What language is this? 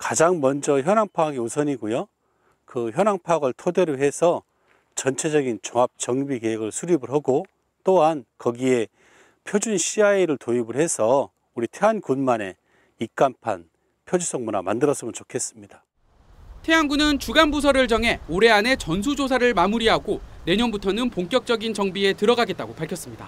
Korean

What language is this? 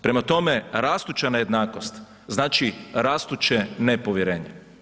Croatian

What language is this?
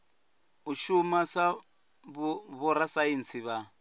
Venda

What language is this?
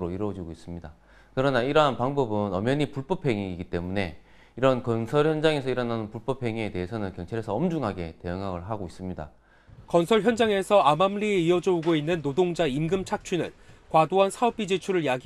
Korean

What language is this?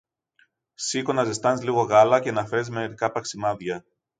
Greek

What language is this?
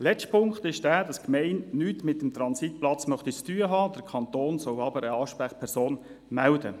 Swiss German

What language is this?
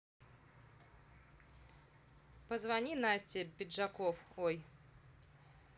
Russian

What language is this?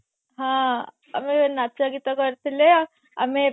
Odia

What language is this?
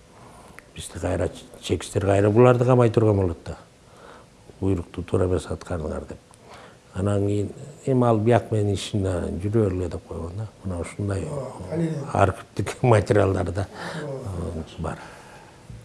Turkish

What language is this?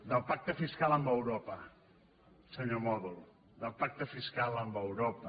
Catalan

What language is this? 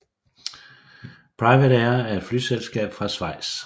Danish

